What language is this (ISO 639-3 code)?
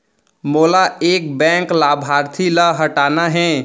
hne